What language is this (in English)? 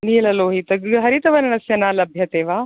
Sanskrit